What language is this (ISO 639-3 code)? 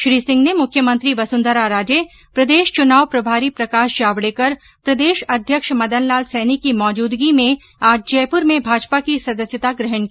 hin